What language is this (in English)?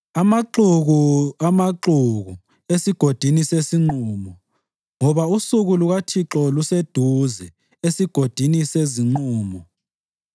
North Ndebele